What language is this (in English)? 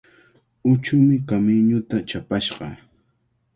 Cajatambo North Lima Quechua